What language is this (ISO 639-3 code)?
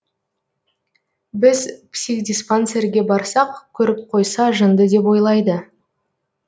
kaz